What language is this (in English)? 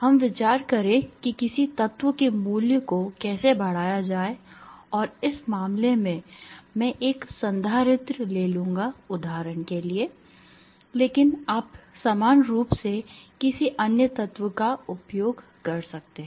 Hindi